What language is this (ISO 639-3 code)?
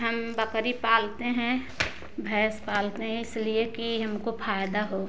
hin